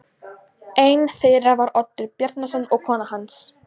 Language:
Icelandic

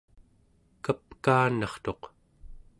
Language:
Central Yupik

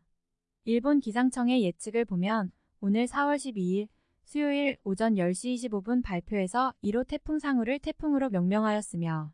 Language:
Korean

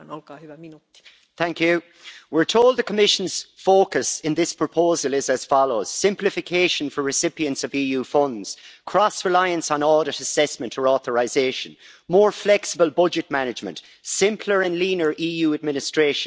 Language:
English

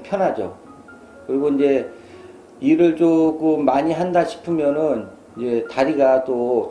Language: Korean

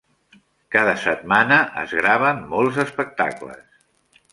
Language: Catalan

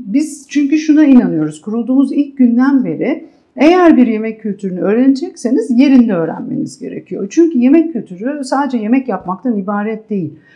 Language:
Turkish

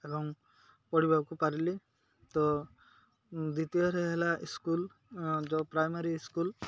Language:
Odia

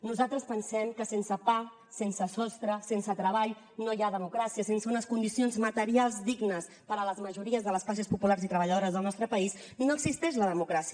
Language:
Catalan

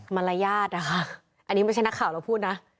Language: Thai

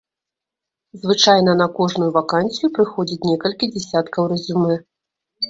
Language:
Belarusian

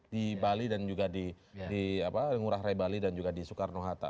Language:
Indonesian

